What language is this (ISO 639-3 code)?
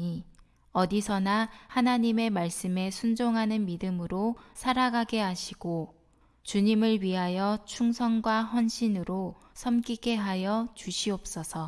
kor